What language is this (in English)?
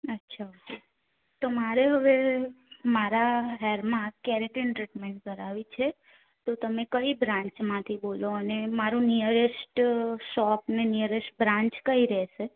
Gujarati